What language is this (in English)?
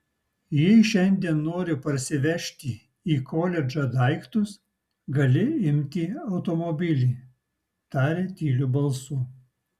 Lithuanian